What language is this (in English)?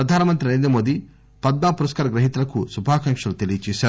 Telugu